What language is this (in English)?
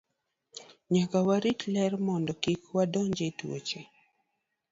Luo (Kenya and Tanzania)